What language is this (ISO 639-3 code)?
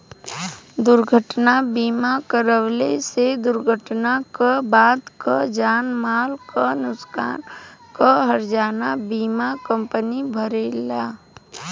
bho